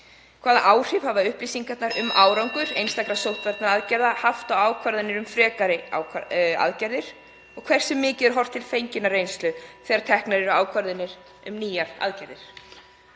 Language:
Icelandic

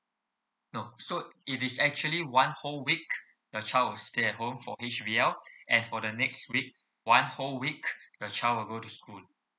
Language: English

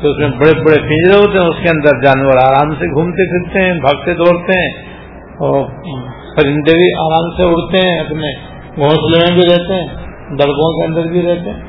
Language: Urdu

